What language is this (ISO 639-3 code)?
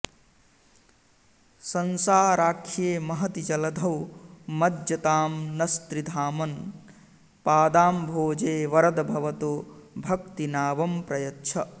san